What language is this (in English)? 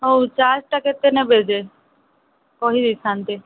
Odia